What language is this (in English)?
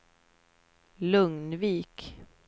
Swedish